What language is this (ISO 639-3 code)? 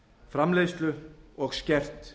isl